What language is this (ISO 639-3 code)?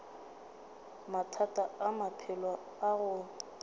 nso